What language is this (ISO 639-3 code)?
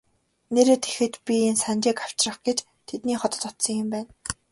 mon